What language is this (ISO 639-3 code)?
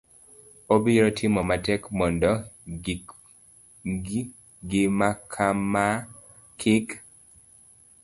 luo